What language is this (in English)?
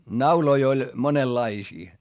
Finnish